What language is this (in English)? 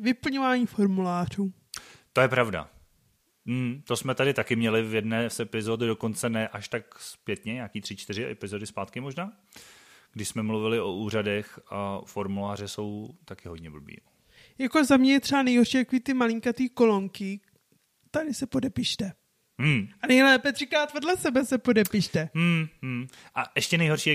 Czech